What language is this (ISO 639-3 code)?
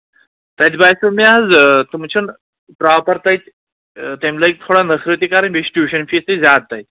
kas